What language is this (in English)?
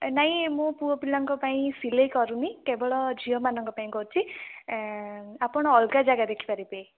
Odia